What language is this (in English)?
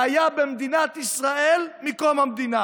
Hebrew